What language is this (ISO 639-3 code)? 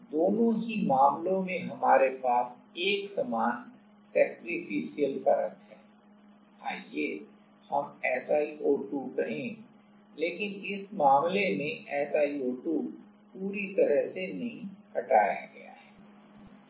hin